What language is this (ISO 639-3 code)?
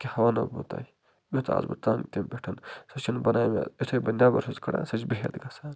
kas